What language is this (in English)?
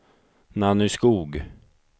Swedish